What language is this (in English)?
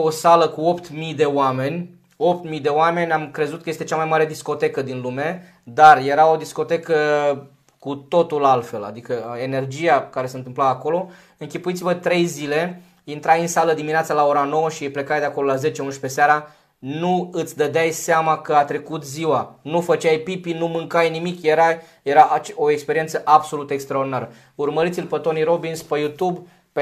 Romanian